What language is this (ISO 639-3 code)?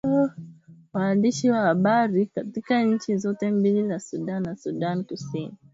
swa